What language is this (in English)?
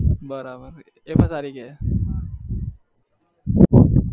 Gujarati